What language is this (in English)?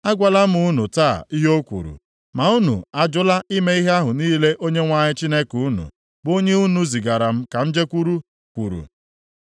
Igbo